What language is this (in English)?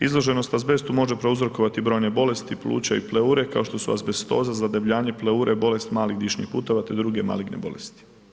Croatian